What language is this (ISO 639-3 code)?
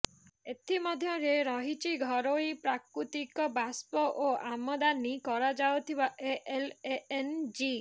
ori